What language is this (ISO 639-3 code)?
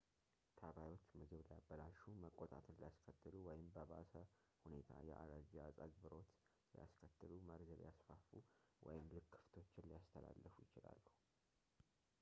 amh